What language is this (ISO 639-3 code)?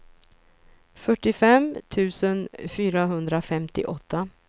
swe